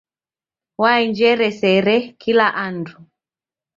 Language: Taita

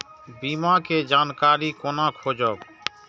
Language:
Maithili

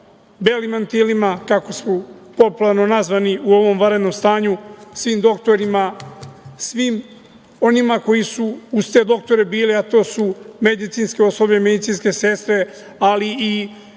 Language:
Serbian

